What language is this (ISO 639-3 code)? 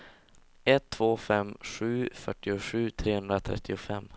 swe